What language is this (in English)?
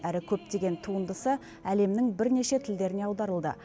Kazakh